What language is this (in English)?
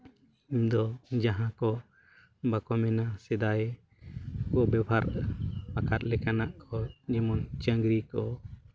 Santali